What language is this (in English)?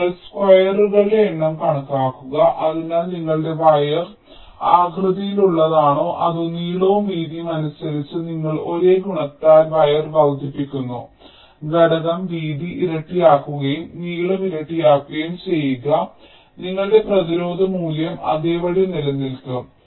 Malayalam